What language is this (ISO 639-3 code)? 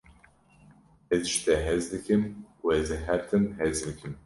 kur